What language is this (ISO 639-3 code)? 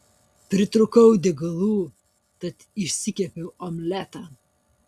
lit